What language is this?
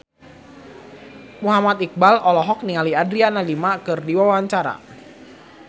Sundanese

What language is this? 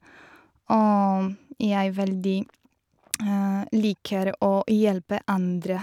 Norwegian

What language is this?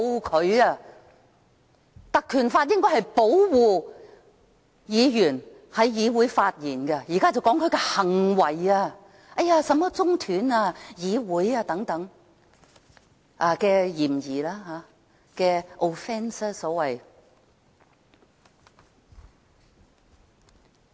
Cantonese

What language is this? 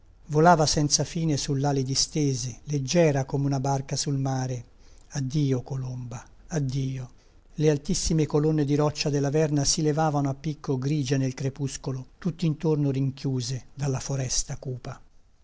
Italian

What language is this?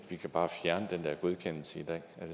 Danish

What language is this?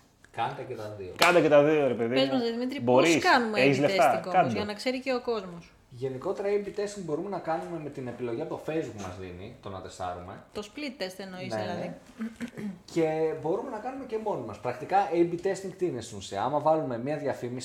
Greek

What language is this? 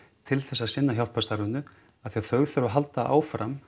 Icelandic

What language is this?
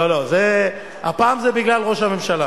Hebrew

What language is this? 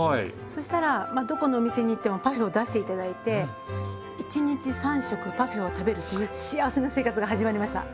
Japanese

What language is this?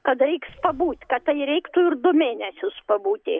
Lithuanian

